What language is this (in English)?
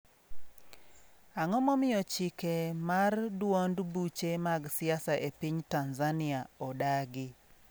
Luo (Kenya and Tanzania)